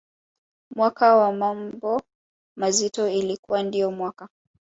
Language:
Swahili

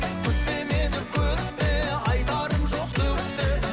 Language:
Kazakh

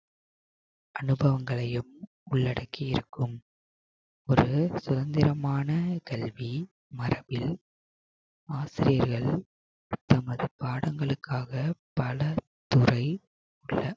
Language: Tamil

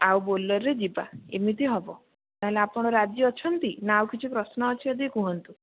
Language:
Odia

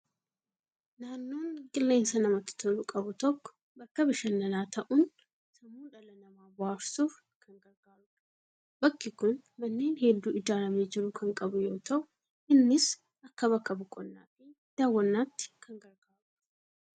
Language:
Oromo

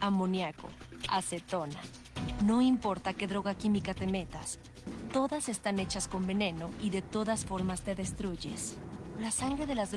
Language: Spanish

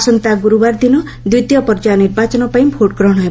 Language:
Odia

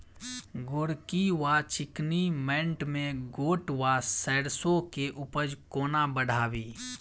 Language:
Maithili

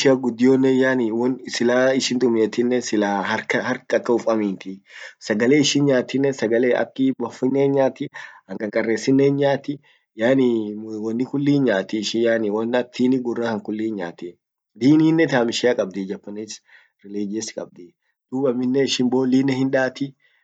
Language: Orma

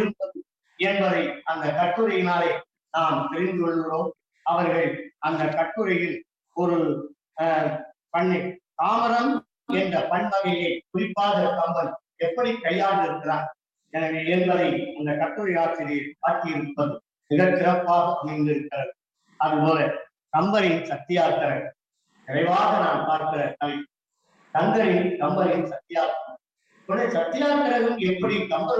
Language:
Tamil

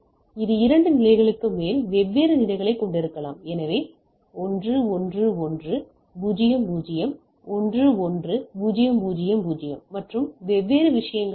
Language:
Tamil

